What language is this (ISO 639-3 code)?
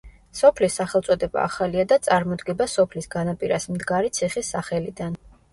kat